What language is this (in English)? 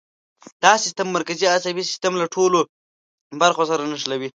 Pashto